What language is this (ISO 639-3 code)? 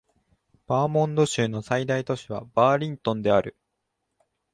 jpn